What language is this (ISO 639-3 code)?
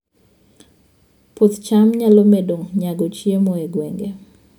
luo